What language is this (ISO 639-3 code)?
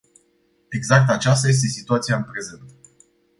ron